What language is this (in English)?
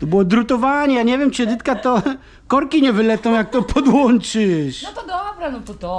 Polish